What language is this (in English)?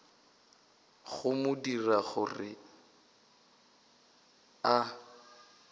Northern Sotho